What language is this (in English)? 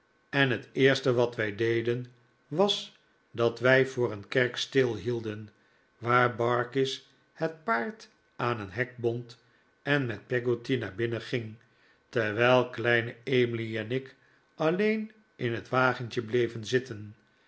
Dutch